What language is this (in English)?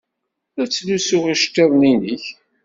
Kabyle